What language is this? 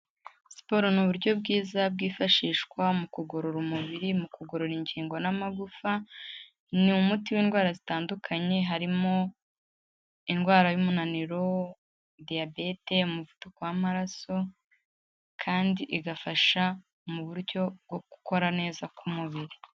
Kinyarwanda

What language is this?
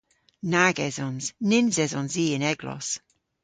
Cornish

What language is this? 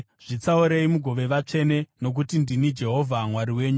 Shona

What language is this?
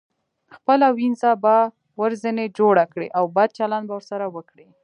Pashto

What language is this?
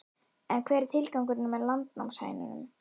Icelandic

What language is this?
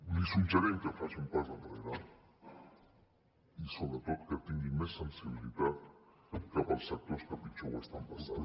Catalan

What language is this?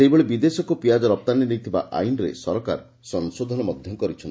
Odia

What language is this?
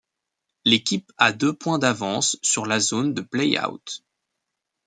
French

